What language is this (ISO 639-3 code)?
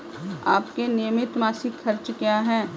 hin